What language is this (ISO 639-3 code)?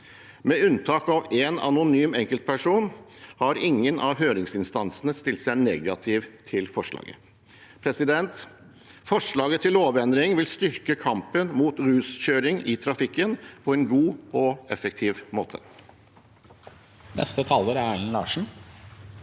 nor